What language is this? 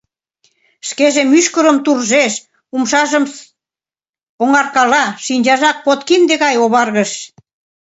Mari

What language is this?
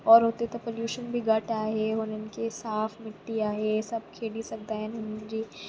Sindhi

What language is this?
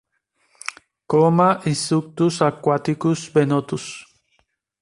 Spanish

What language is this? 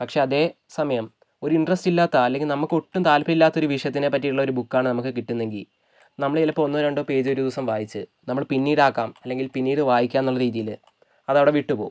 Malayalam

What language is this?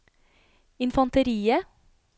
Norwegian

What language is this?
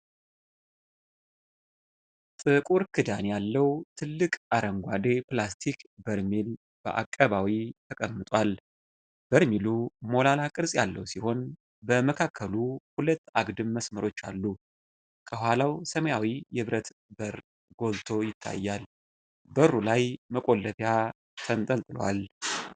Amharic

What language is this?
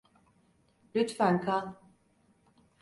Turkish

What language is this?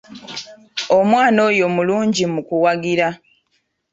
Ganda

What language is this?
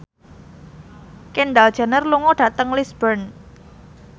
Javanese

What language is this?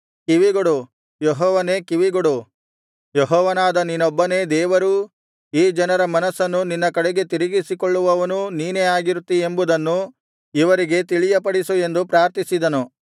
Kannada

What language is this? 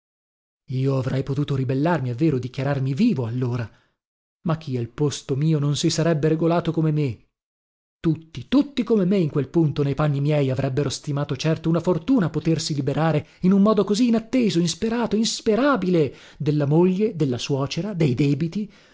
Italian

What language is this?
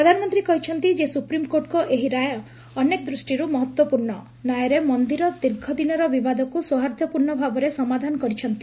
Odia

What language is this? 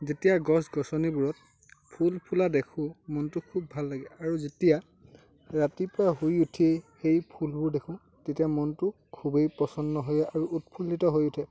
Assamese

